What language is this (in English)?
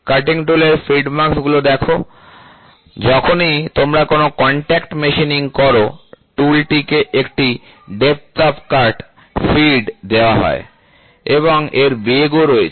Bangla